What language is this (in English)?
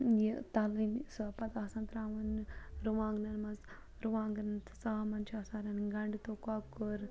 Kashmiri